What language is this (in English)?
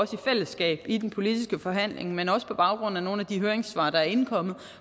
Danish